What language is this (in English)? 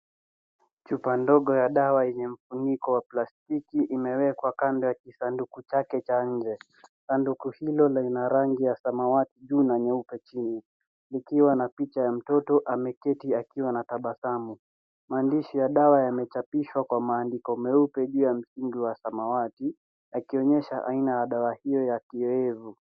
Swahili